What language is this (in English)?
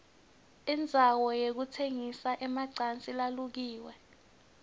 Swati